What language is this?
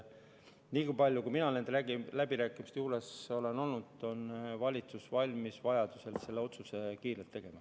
Estonian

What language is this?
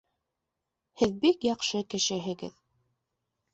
Bashkir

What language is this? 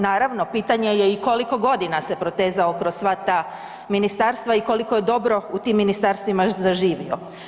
Croatian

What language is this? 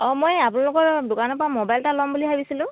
Assamese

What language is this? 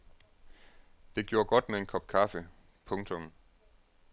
Danish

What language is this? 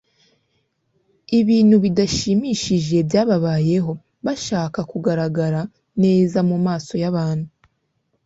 Kinyarwanda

